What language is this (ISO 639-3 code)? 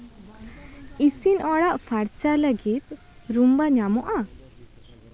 sat